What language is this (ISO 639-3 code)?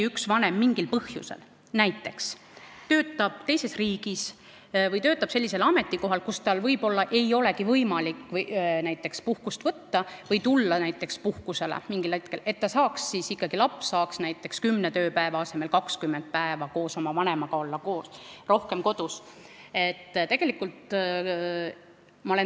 est